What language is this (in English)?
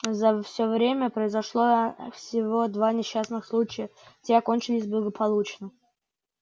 Russian